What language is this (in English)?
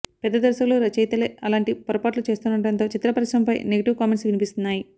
Telugu